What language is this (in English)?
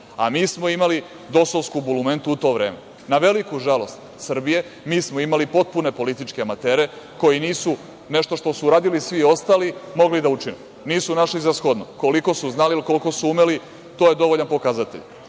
Serbian